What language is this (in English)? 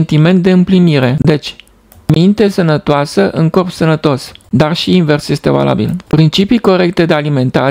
Romanian